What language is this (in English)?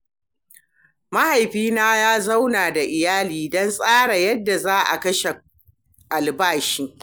Hausa